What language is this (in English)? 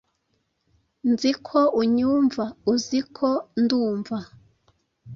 Kinyarwanda